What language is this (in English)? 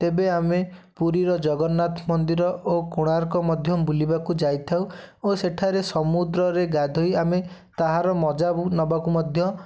Odia